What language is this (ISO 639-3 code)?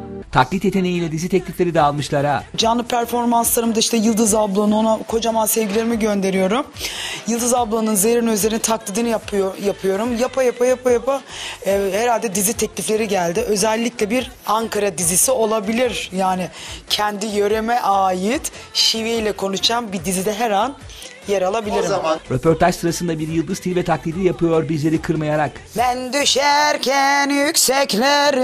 tur